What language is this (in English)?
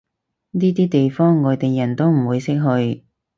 Cantonese